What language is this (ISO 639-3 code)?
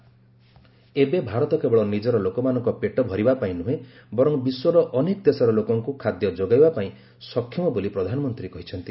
ori